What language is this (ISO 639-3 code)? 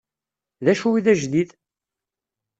kab